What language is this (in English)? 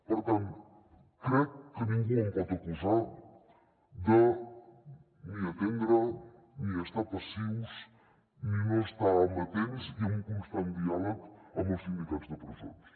Catalan